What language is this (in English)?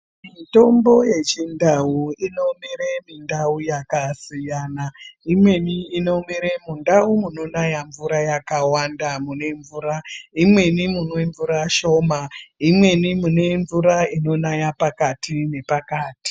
Ndau